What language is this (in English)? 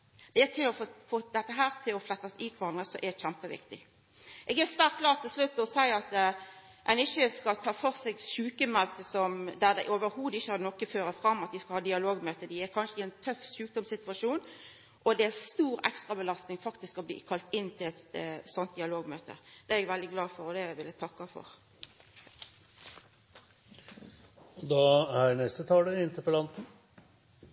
Norwegian Nynorsk